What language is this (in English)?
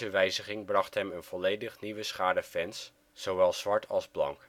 Dutch